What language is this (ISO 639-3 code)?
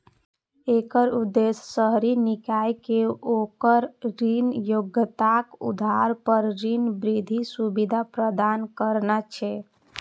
mai